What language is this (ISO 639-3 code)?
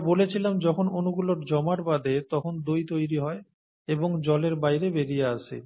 ben